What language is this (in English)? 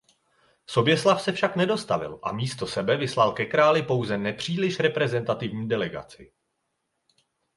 Czech